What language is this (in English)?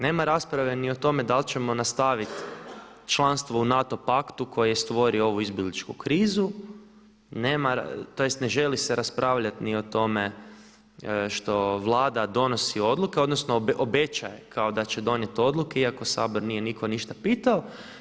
Croatian